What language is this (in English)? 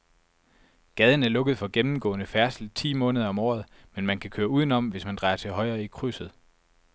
Danish